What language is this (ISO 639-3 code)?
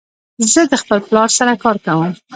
pus